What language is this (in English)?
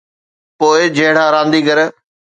Sindhi